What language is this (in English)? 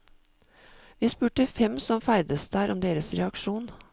Norwegian